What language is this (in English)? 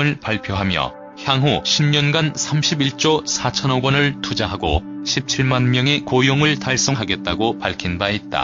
Korean